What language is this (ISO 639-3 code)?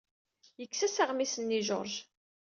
kab